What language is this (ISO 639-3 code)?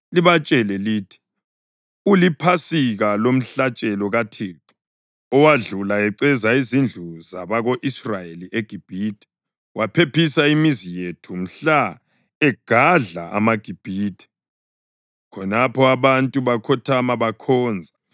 nde